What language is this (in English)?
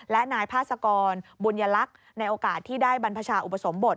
Thai